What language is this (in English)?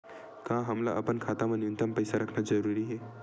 Chhattisgarhi